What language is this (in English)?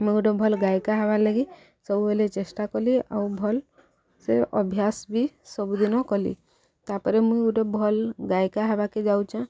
Odia